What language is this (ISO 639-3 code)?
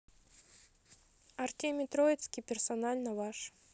rus